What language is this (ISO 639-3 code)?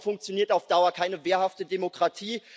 deu